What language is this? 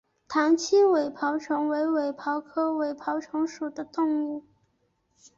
Chinese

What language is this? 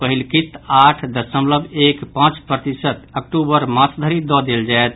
Maithili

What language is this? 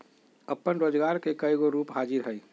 Magahi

